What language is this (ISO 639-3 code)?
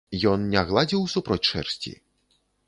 bel